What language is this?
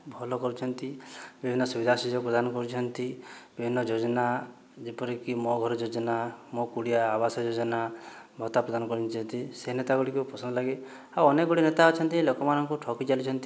Odia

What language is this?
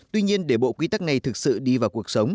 Vietnamese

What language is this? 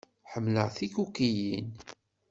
Kabyle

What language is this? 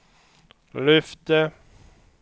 Swedish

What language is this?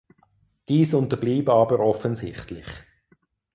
German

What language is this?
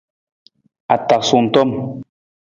Nawdm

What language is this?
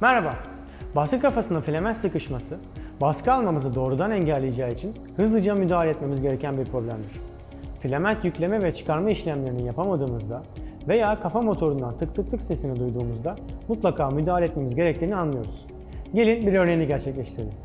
Turkish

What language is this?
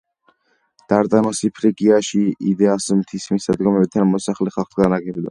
Georgian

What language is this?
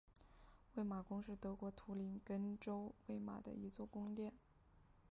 Chinese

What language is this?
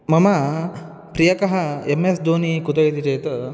Sanskrit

